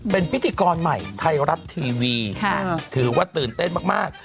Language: Thai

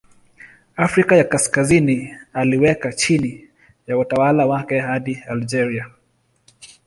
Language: Swahili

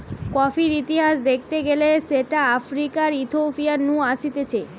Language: Bangla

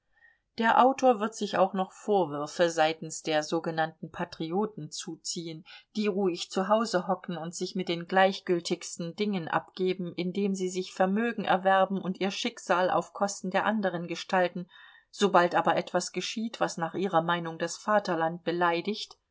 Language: German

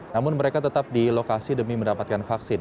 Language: Indonesian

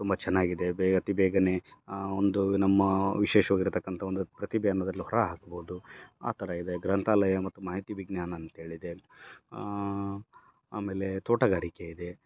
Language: Kannada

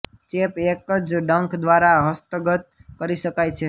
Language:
Gujarati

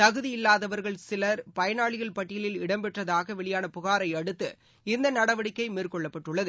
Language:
Tamil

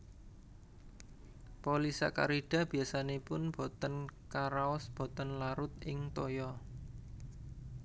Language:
Javanese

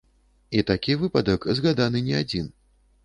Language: Belarusian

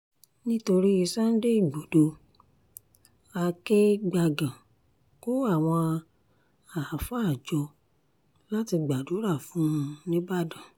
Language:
Yoruba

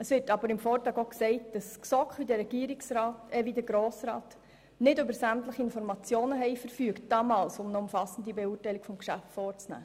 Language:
Swiss German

